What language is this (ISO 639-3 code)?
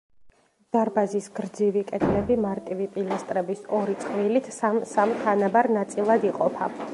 kat